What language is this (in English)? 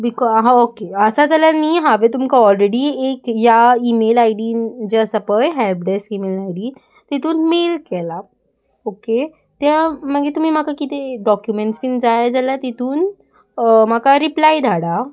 Konkani